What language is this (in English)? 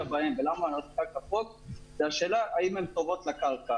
Hebrew